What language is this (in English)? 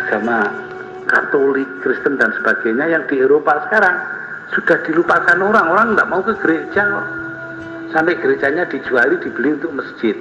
Indonesian